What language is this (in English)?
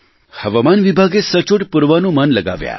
Gujarati